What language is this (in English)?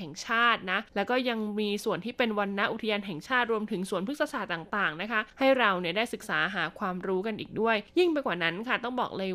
Thai